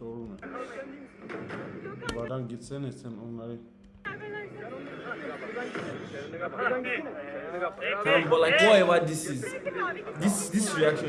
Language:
Turkish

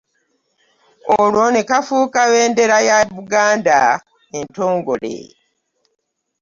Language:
Ganda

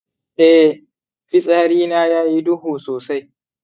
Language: Hausa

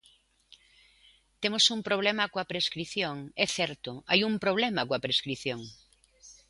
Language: Galician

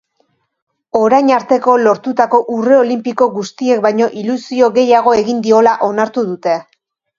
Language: Basque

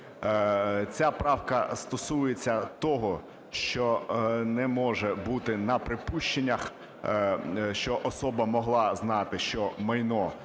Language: Ukrainian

